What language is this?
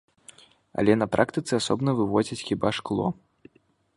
Belarusian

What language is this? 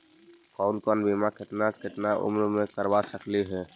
Magahi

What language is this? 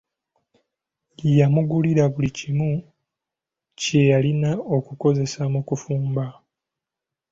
Ganda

